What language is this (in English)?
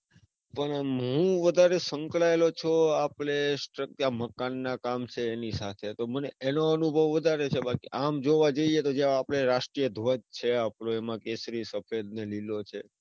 Gujarati